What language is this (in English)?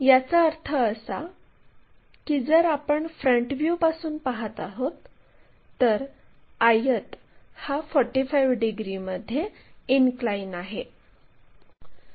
Marathi